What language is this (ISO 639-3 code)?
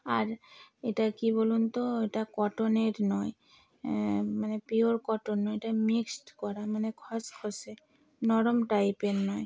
ben